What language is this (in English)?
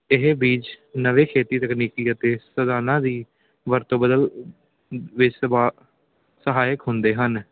Punjabi